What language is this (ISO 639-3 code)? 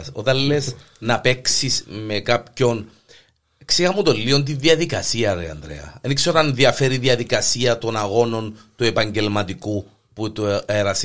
ell